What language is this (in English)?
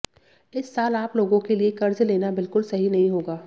Hindi